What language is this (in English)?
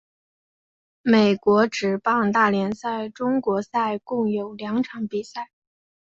Chinese